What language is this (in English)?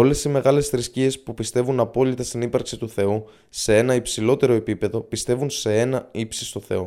Greek